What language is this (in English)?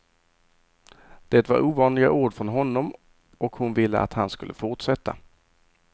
Swedish